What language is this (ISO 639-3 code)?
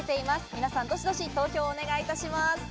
jpn